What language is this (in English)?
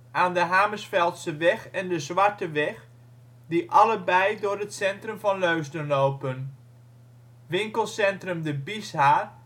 Dutch